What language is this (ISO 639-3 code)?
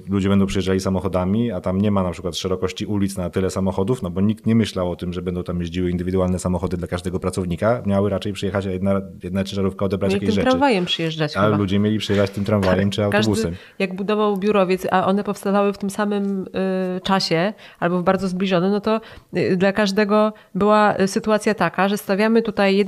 pol